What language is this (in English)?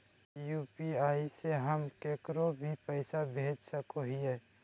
Magahi